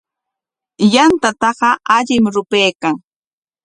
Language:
Corongo Ancash Quechua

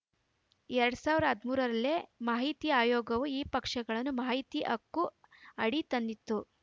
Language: Kannada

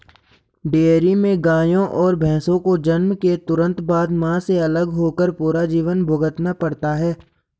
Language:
Hindi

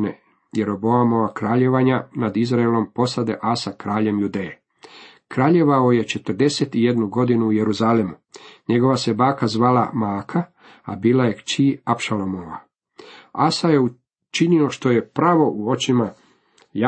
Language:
Croatian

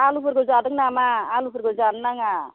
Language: Bodo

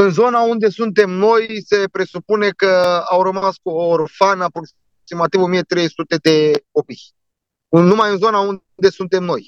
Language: Romanian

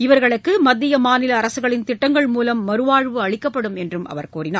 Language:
Tamil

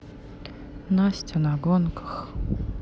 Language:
Russian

